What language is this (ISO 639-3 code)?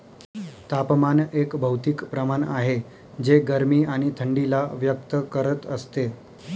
mar